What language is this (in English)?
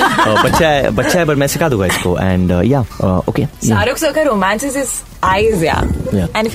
Hindi